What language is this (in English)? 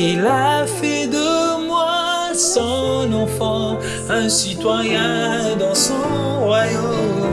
French